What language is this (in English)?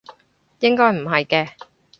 Cantonese